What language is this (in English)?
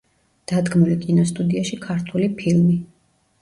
Georgian